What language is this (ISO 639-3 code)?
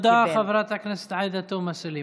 heb